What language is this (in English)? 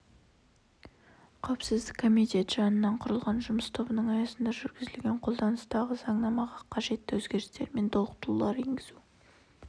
Kazakh